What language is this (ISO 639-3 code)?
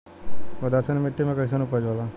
bho